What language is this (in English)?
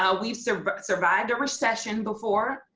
English